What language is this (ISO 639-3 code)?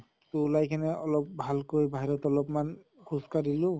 asm